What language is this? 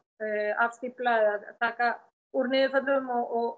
Icelandic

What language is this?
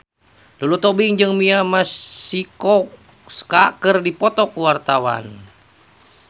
Sundanese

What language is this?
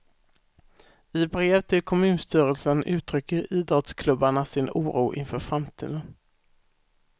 Swedish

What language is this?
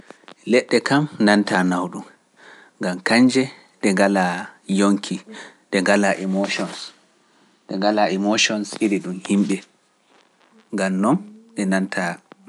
Pular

